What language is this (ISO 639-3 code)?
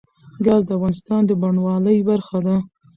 pus